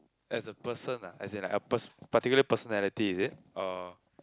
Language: English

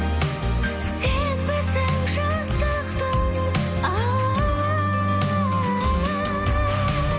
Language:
Kazakh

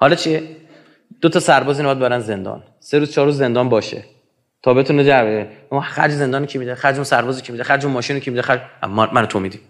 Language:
Persian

